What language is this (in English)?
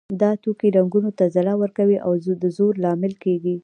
Pashto